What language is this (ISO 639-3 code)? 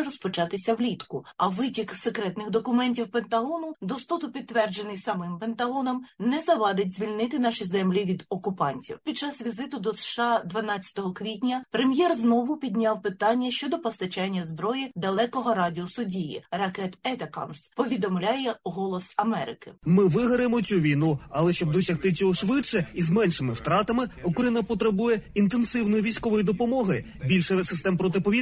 ukr